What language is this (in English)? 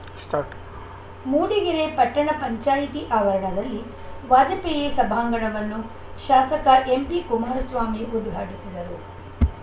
Kannada